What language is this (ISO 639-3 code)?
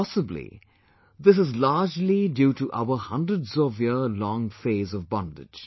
eng